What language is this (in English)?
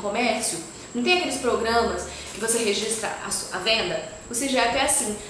Portuguese